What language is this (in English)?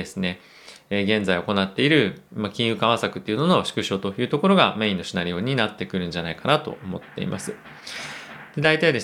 Japanese